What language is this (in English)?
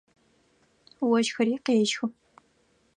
Adyghe